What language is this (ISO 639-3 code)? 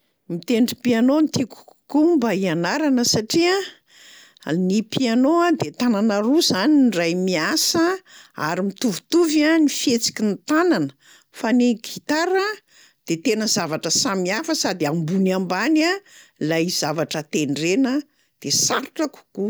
mlg